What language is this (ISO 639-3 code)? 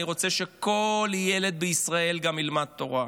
heb